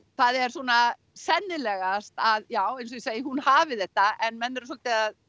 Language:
Icelandic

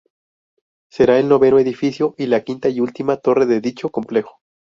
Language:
Spanish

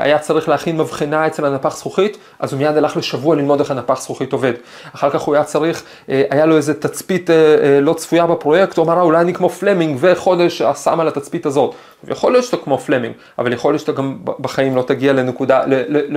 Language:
Hebrew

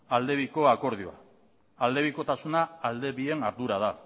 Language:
Basque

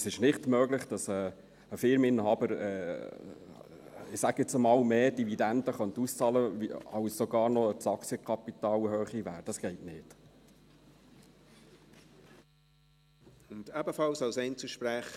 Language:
Swiss German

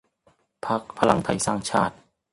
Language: Thai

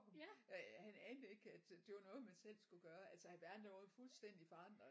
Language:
Danish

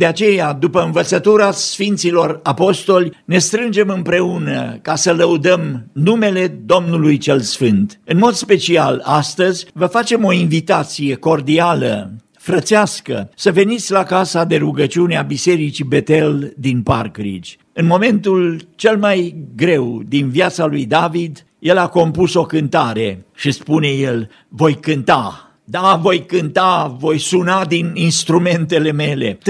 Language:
Romanian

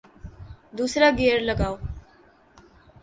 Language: Urdu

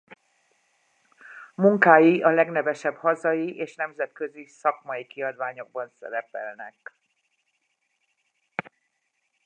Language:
Hungarian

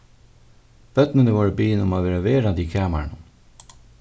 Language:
Faroese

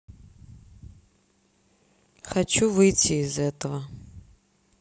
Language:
Russian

